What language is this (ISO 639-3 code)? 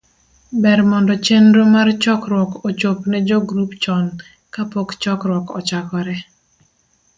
luo